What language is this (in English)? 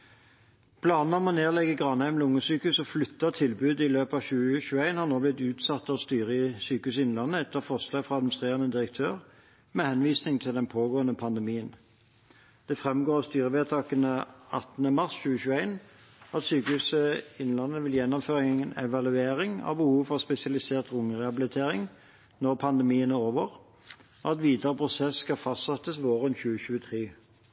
Norwegian Bokmål